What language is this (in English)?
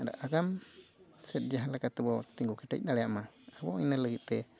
Santali